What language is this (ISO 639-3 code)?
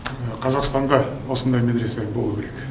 kaz